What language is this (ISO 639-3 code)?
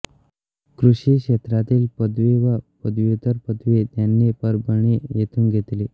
mar